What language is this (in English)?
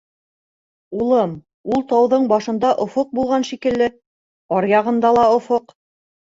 Bashkir